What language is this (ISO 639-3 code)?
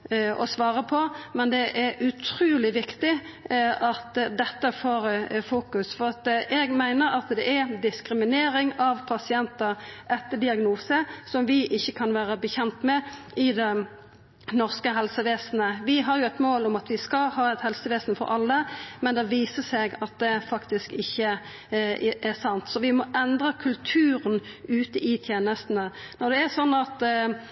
nno